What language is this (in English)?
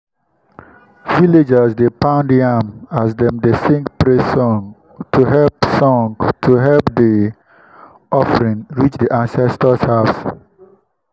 Nigerian Pidgin